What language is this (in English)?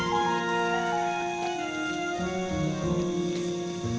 Indonesian